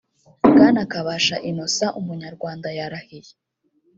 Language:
Kinyarwanda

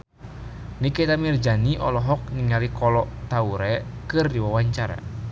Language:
Sundanese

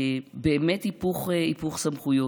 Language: Hebrew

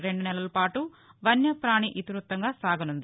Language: Telugu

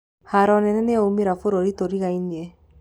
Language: Kikuyu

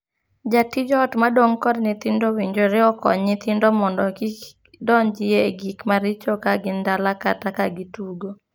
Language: Luo (Kenya and Tanzania)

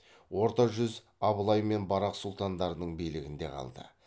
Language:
Kazakh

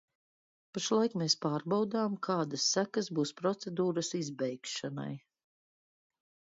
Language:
Latvian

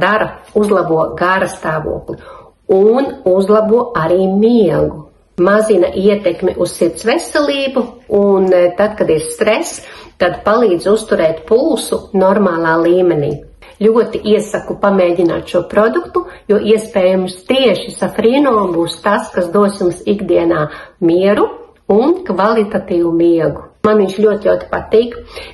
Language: Latvian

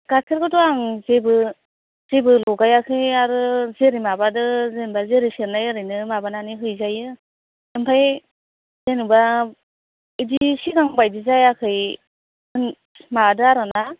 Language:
Bodo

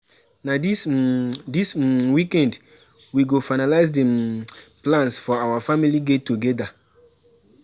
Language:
Nigerian Pidgin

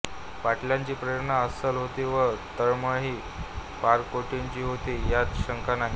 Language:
Marathi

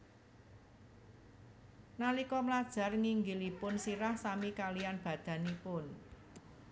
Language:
Javanese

